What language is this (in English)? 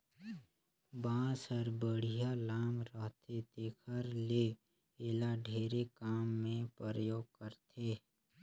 Chhattisgarhi